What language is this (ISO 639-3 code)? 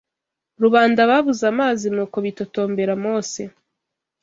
kin